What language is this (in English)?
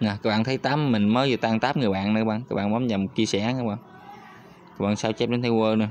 Vietnamese